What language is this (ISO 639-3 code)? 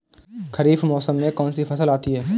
hin